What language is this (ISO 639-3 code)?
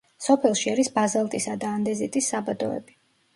kat